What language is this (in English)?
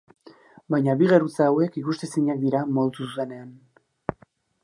Basque